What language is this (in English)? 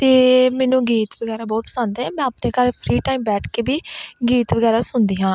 Punjabi